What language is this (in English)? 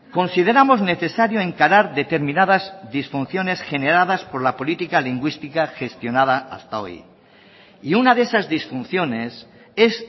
Spanish